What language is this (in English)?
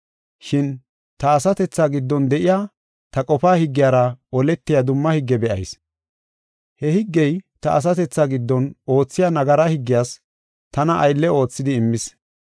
Gofa